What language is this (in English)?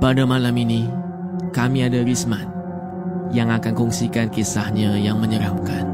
Malay